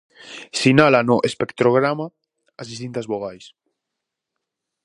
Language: Galician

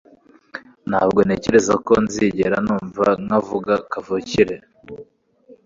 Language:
Kinyarwanda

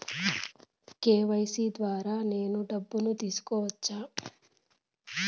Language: Telugu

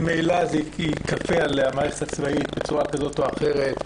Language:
Hebrew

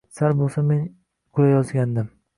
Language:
Uzbek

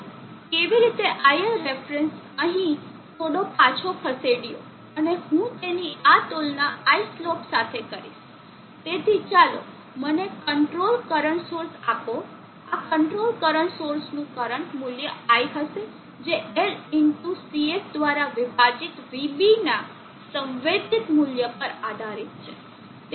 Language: Gujarati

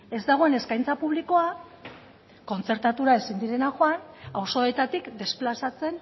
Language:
Basque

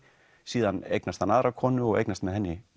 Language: Icelandic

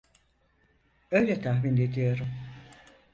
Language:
Turkish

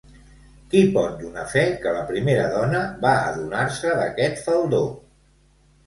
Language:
Catalan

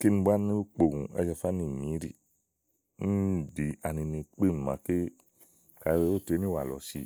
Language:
Igo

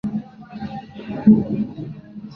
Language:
Spanish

